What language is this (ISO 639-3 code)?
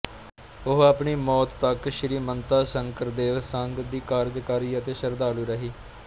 pan